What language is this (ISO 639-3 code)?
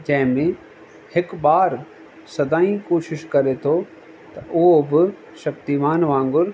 snd